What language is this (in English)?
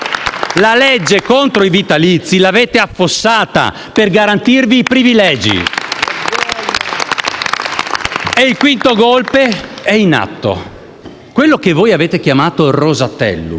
Italian